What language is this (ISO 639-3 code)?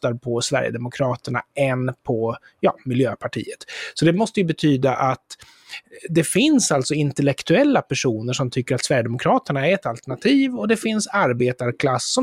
swe